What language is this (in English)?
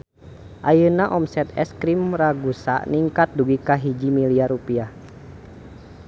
Sundanese